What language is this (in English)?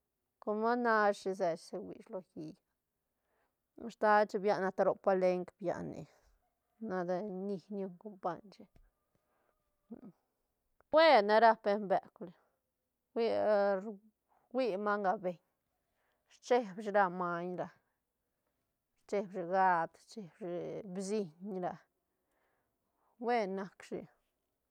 Santa Catarina Albarradas Zapotec